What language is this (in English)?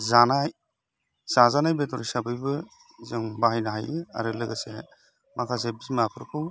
Bodo